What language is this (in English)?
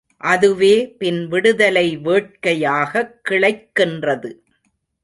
Tamil